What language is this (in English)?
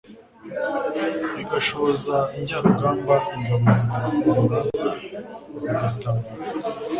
Kinyarwanda